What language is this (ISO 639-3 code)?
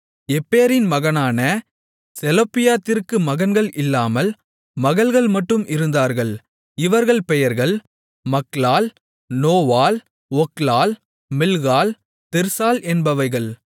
tam